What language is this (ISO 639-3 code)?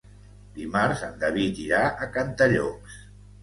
cat